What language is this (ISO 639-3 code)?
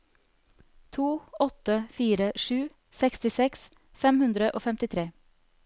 nor